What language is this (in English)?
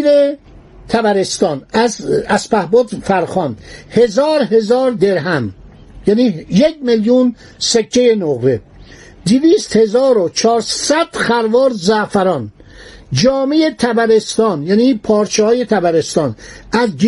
Persian